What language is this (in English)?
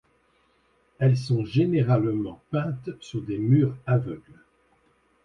French